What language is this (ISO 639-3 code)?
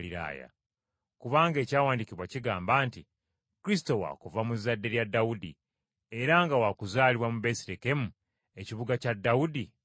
lug